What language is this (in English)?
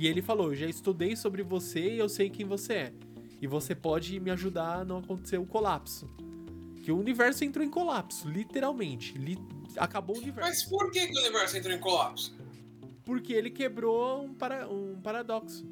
Portuguese